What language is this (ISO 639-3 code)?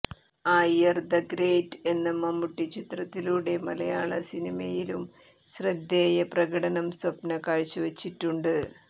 mal